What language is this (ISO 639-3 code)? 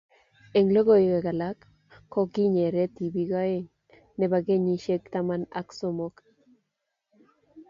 kln